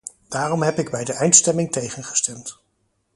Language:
Dutch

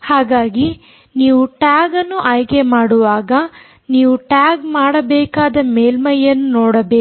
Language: Kannada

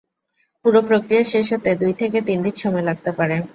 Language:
Bangla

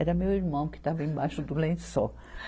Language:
Portuguese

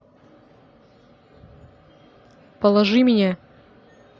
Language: Russian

